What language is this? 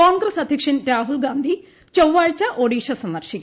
Malayalam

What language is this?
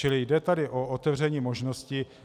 Czech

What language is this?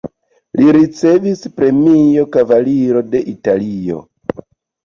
Esperanto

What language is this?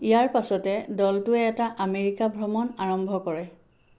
Assamese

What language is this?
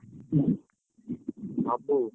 Odia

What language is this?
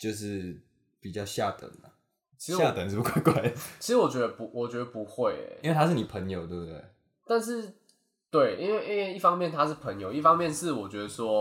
Chinese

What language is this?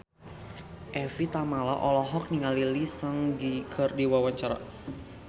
Sundanese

